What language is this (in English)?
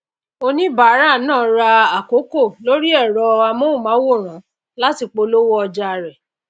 Yoruba